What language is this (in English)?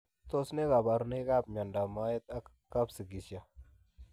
Kalenjin